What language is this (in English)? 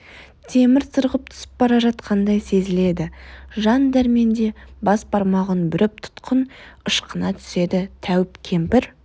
Kazakh